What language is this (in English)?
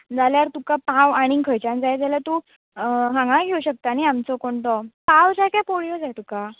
Konkani